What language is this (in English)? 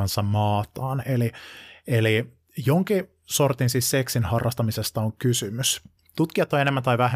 Finnish